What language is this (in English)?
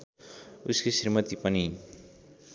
Nepali